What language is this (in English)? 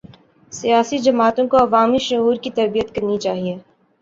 Urdu